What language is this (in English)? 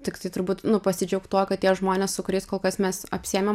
Lithuanian